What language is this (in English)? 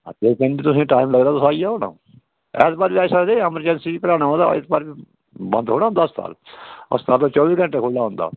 Dogri